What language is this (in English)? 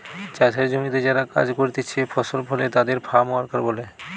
Bangla